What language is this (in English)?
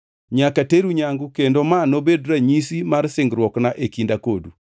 Luo (Kenya and Tanzania)